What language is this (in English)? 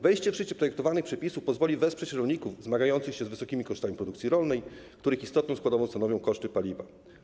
Polish